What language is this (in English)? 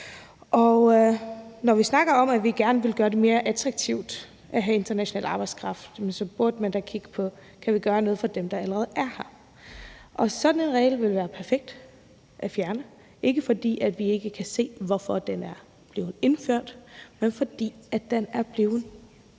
Danish